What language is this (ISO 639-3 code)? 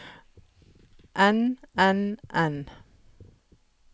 nor